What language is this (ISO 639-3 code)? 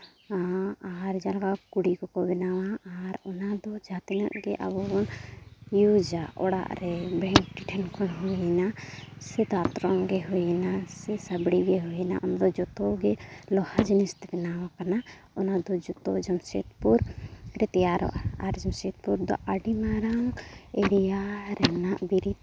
sat